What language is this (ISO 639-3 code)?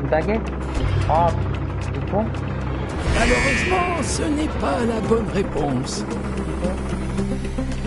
fra